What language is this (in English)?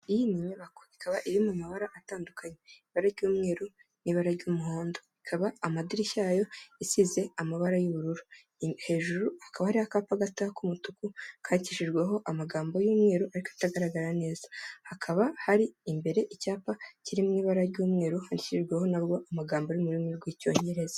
Kinyarwanda